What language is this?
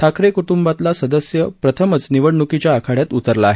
Marathi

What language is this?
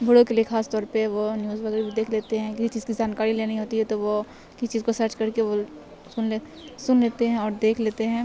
Urdu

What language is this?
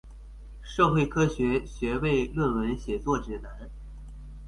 Chinese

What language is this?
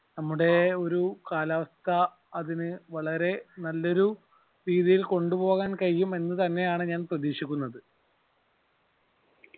Malayalam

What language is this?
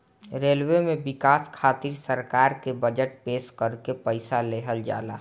Bhojpuri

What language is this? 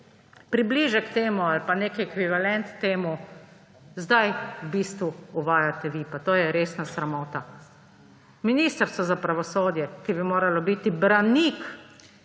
Slovenian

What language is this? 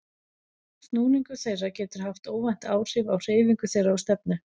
Icelandic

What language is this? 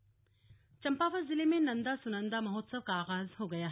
Hindi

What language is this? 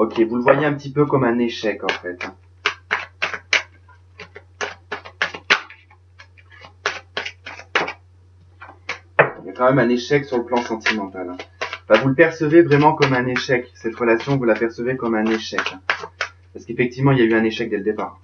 French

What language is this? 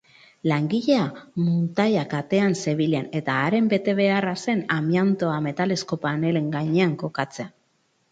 Basque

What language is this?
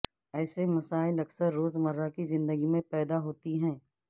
Urdu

